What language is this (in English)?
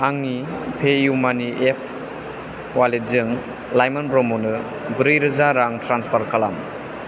Bodo